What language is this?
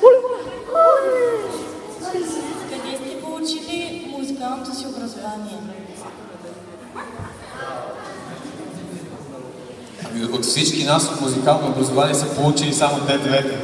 Bulgarian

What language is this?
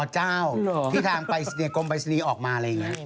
Thai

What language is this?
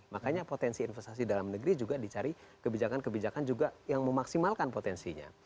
Indonesian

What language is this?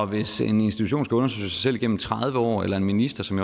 Danish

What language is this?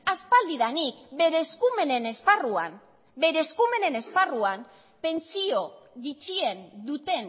Basque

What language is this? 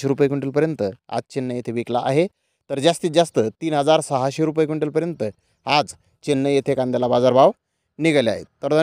Marathi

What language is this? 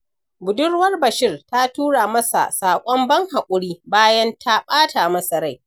Hausa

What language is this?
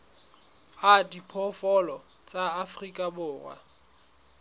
Southern Sotho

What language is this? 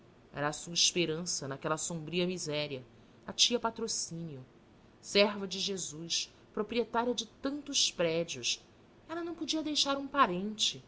Portuguese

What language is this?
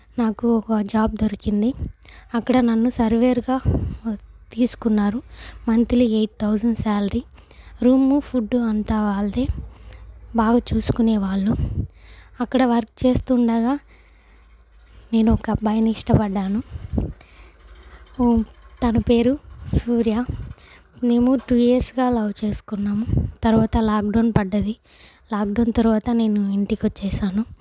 Telugu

